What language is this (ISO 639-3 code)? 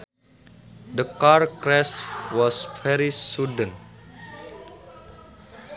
sun